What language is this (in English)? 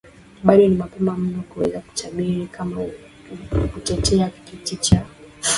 Swahili